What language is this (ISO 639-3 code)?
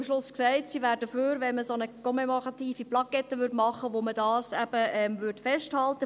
gsw